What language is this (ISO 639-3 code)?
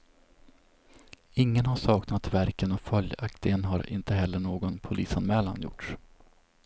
swe